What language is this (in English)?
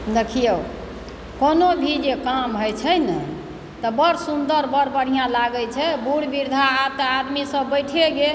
Maithili